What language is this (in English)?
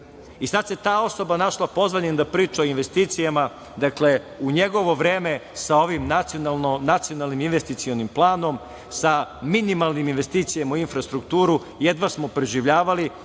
Serbian